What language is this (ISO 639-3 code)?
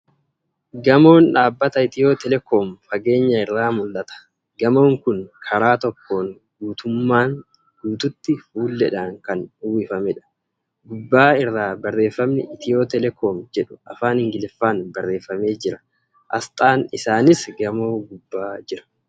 orm